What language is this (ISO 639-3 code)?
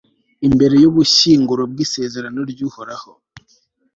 kin